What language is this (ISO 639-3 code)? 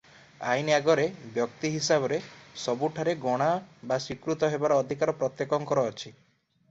ori